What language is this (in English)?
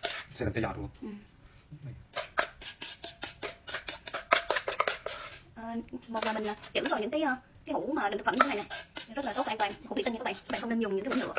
Vietnamese